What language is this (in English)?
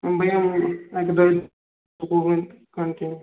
Kashmiri